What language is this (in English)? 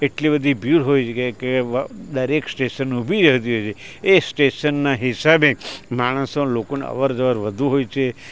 Gujarati